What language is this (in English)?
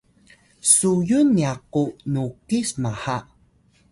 Atayal